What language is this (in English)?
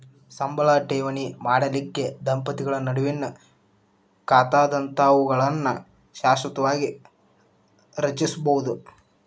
Kannada